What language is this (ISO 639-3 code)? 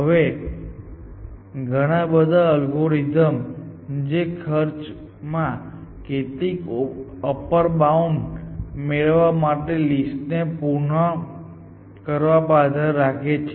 guj